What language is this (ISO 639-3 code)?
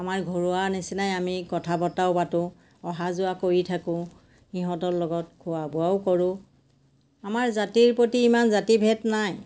asm